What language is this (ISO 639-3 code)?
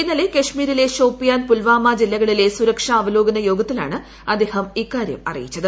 mal